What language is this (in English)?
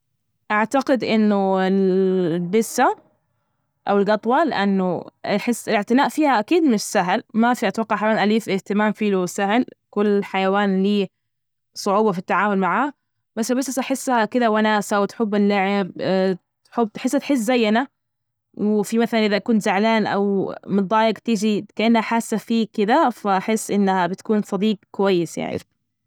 Najdi Arabic